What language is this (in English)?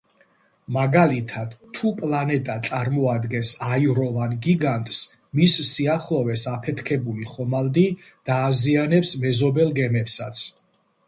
Georgian